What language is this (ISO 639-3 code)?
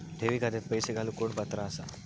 mar